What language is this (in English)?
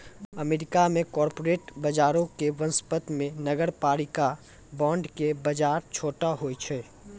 Maithili